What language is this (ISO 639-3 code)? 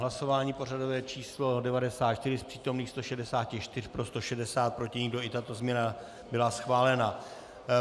ces